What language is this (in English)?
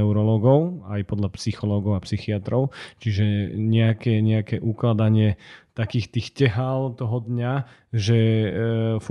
Slovak